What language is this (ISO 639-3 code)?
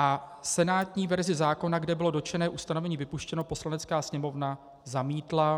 ces